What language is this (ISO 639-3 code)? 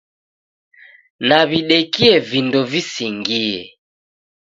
dav